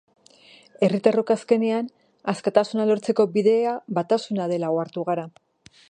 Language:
Basque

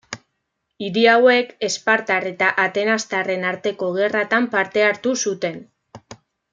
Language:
Basque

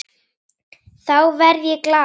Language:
Icelandic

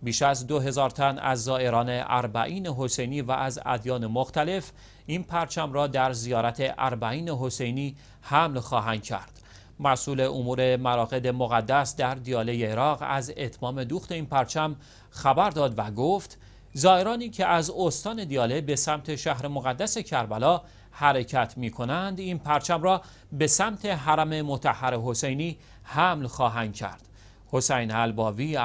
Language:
Persian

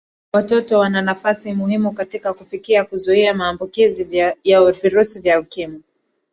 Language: Swahili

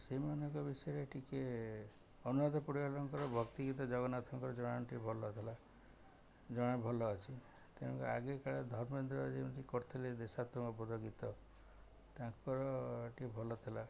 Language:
Odia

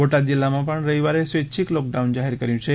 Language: Gujarati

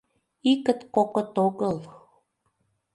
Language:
Mari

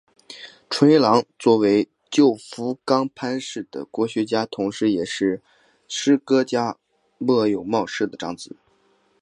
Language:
Chinese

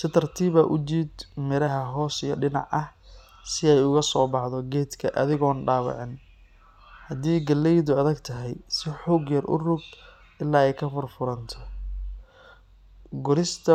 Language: Somali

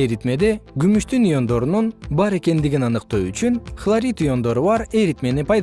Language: Kyrgyz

